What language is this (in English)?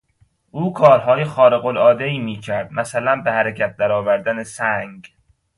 Persian